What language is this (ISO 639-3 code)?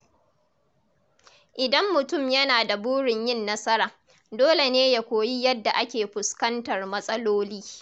hau